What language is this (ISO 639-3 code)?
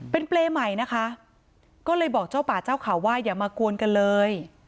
tha